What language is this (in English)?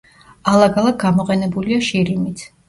Georgian